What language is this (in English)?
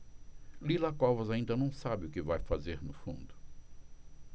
Portuguese